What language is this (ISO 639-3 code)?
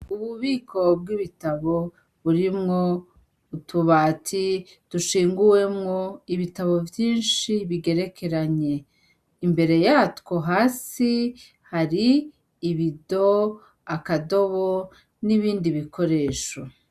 run